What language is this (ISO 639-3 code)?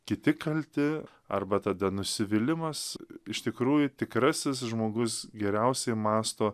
lit